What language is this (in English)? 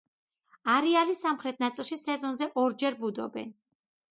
Georgian